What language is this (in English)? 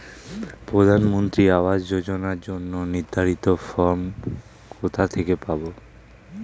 Bangla